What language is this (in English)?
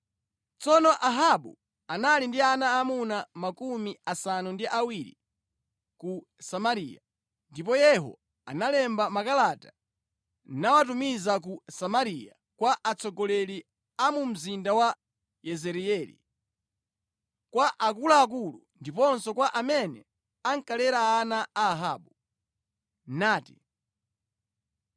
Nyanja